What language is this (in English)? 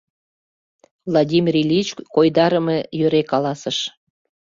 Mari